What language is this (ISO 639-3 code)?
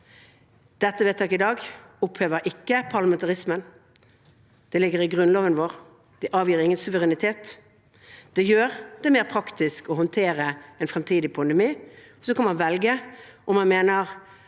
nor